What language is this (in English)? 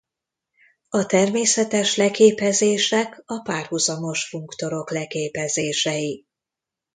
Hungarian